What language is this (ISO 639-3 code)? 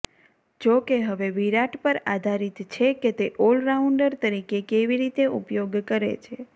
guj